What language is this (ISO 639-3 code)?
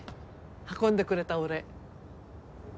jpn